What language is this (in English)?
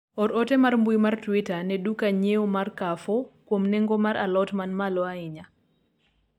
Luo (Kenya and Tanzania)